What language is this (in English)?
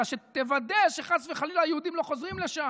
Hebrew